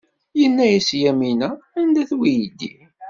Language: Kabyle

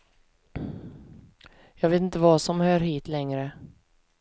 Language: Swedish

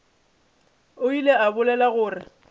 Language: Northern Sotho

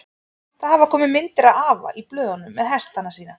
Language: Icelandic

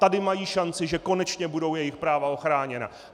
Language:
Czech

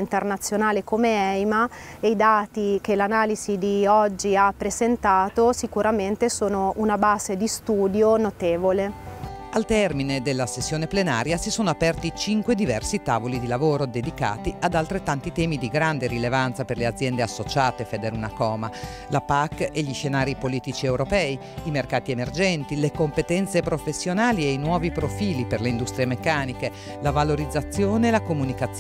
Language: Italian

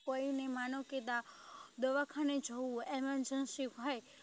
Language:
Gujarati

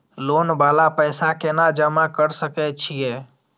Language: Maithili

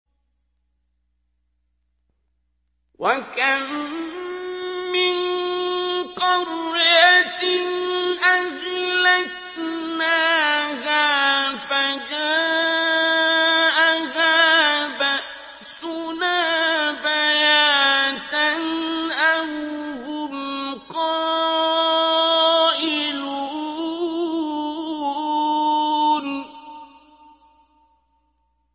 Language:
Arabic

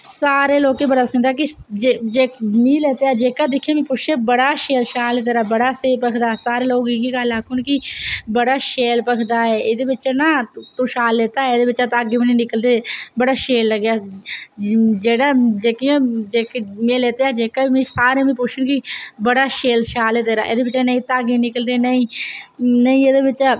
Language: Dogri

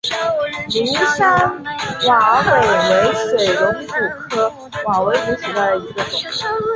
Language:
Chinese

